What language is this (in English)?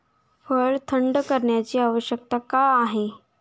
Marathi